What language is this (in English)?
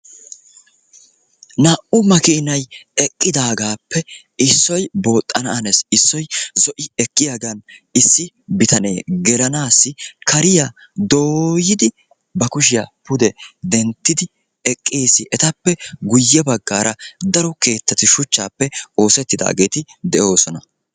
Wolaytta